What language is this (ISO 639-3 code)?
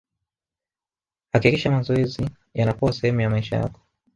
swa